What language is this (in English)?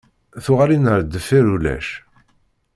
Kabyle